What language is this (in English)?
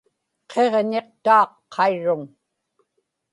Inupiaq